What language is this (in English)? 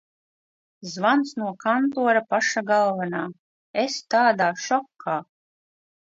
Latvian